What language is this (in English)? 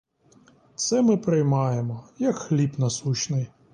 Ukrainian